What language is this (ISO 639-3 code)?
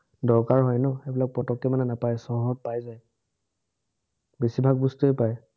asm